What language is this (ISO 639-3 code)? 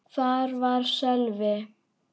isl